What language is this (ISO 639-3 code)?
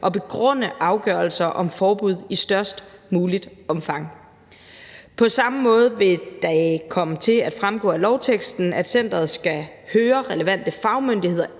dan